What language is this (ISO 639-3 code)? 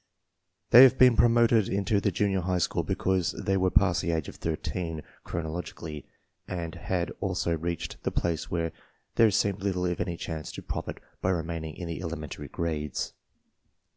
eng